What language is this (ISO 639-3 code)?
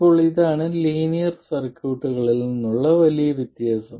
mal